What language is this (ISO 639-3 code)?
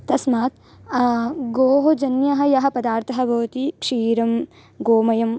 san